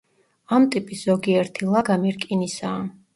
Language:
Georgian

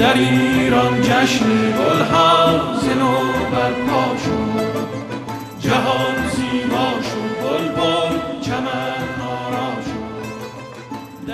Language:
Persian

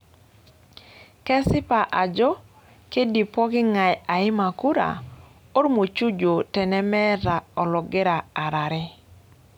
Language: Masai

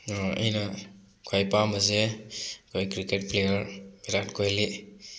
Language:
Manipuri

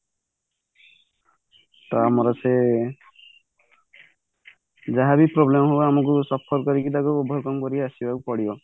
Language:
Odia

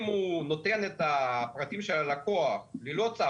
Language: Hebrew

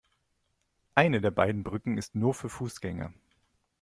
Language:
German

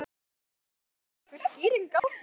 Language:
Icelandic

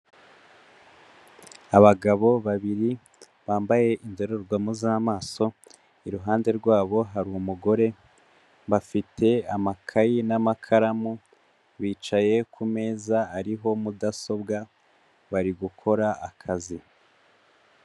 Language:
Kinyarwanda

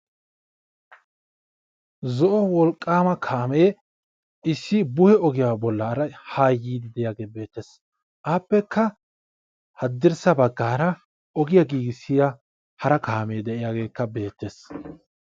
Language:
Wolaytta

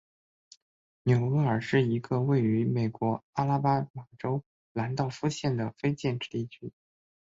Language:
Chinese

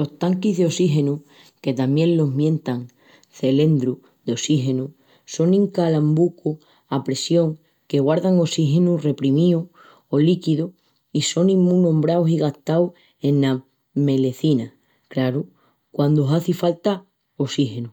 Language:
Extremaduran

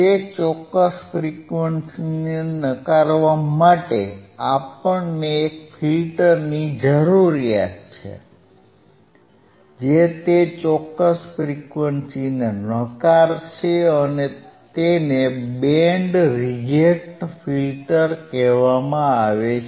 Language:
Gujarati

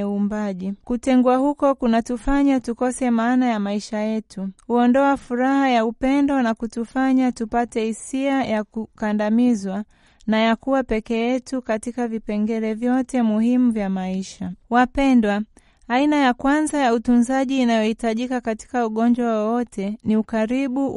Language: Swahili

